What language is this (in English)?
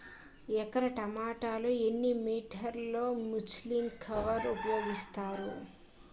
Telugu